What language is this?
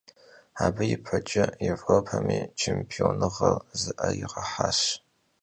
Kabardian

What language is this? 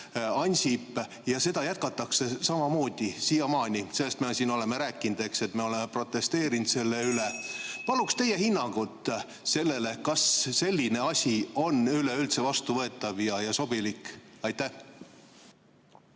Estonian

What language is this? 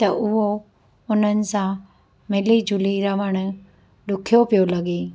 Sindhi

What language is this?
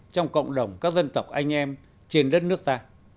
Vietnamese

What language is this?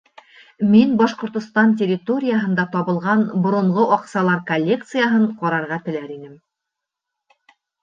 Bashkir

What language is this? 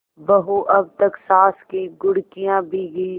Hindi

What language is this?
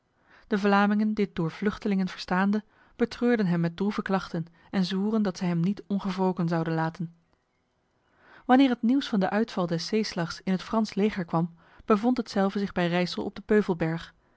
Dutch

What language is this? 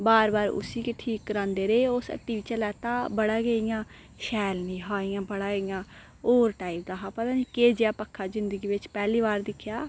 Dogri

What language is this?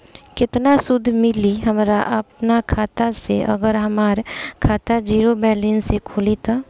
Bhojpuri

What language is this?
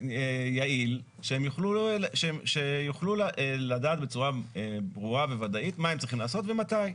Hebrew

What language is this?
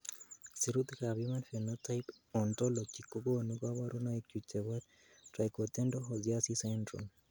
Kalenjin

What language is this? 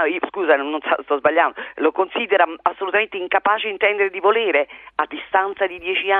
Italian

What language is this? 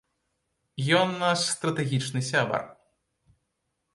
Belarusian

